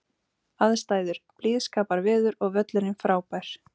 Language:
Icelandic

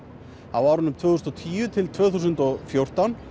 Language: Icelandic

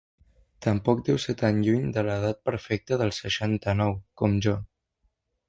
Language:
Catalan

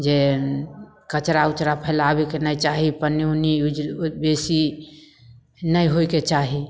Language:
Maithili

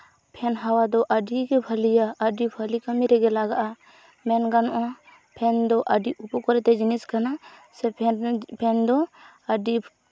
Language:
Santali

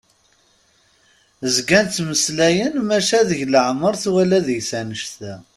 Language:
Kabyle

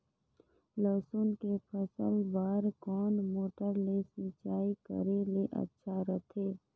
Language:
Chhattisgarhi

